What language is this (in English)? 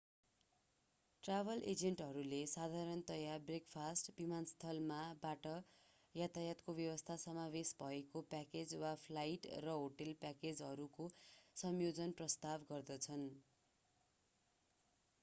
Nepali